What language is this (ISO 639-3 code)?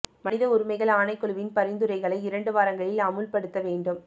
tam